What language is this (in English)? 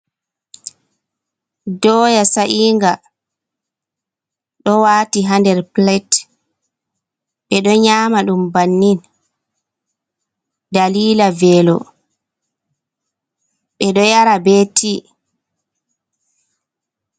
Fula